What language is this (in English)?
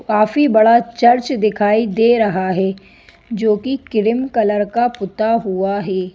Hindi